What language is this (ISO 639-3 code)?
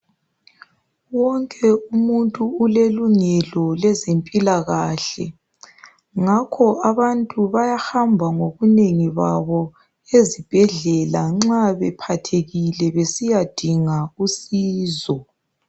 nde